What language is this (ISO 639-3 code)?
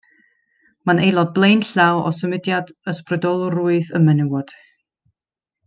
cym